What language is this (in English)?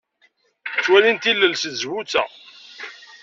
Kabyle